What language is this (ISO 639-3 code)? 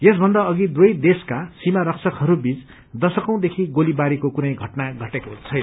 nep